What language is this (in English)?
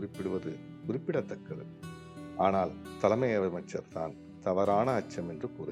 Tamil